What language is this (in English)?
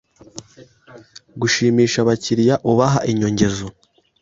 Kinyarwanda